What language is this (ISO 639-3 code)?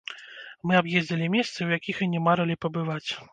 bel